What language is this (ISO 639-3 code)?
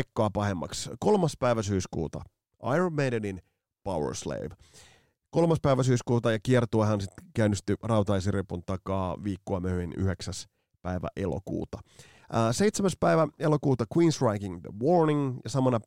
fin